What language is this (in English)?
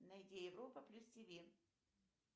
Russian